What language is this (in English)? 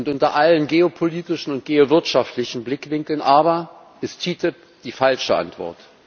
German